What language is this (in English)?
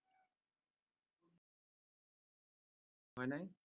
Assamese